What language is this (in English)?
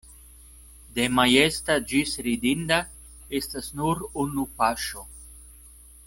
Esperanto